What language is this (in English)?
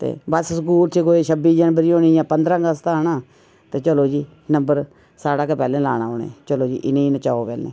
Dogri